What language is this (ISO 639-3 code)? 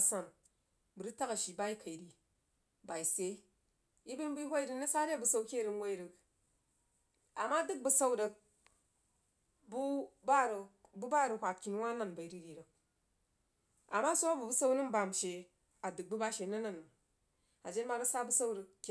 juo